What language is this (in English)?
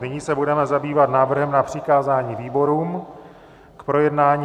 Czech